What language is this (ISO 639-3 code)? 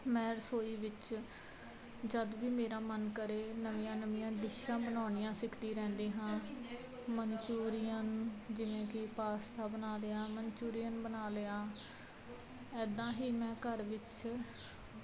pan